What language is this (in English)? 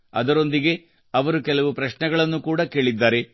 Kannada